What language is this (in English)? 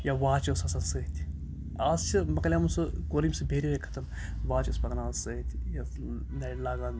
Kashmiri